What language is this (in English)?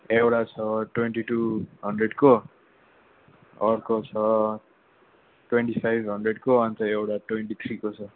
Nepali